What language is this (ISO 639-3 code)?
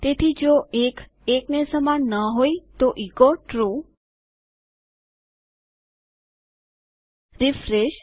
guj